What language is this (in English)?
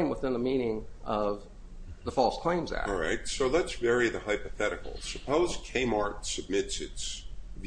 English